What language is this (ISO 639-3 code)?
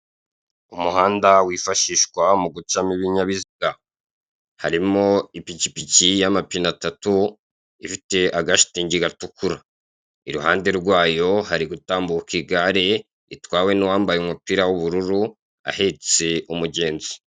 kin